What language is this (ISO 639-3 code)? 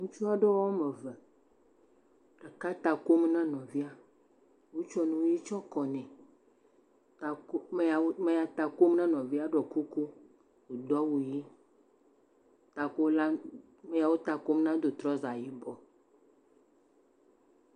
ewe